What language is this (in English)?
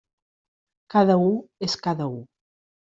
Catalan